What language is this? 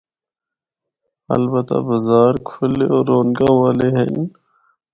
Northern Hindko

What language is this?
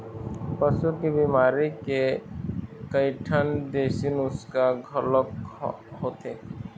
Chhattisgarhi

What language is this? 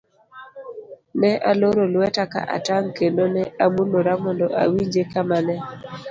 Luo (Kenya and Tanzania)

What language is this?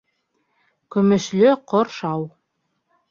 Bashkir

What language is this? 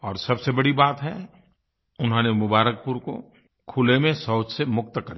Hindi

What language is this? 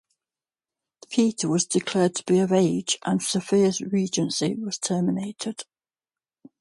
English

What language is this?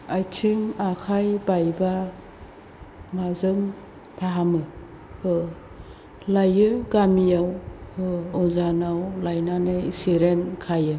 Bodo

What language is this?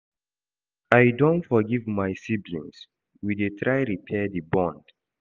Nigerian Pidgin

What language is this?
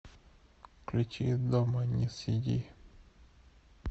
Russian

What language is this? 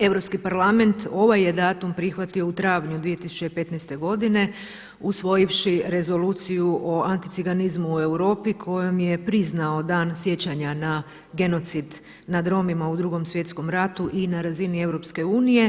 Croatian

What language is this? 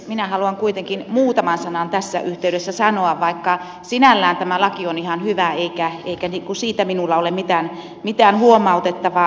Finnish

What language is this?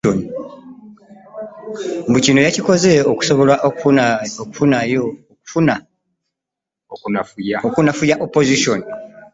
Ganda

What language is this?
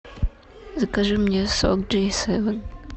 Russian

